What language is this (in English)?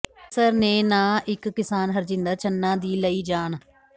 Punjabi